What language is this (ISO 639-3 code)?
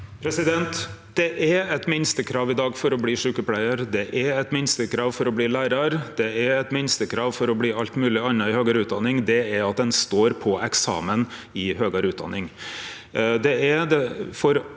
nor